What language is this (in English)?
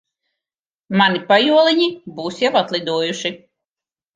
Latvian